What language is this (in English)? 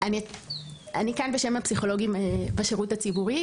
Hebrew